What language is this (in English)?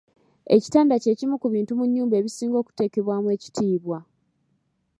Ganda